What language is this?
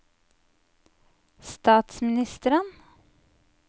Norwegian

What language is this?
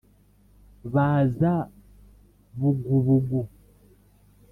Kinyarwanda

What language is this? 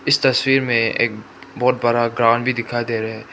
Hindi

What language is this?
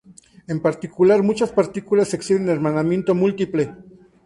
Spanish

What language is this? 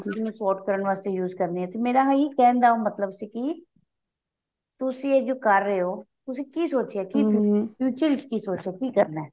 Punjabi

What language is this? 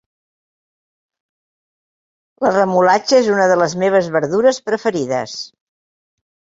Catalan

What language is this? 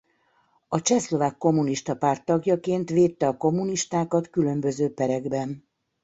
Hungarian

